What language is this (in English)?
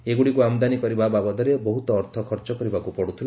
Odia